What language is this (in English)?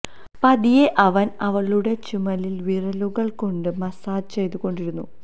Malayalam